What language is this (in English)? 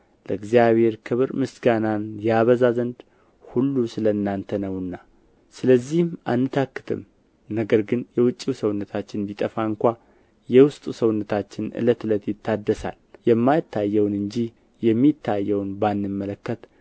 Amharic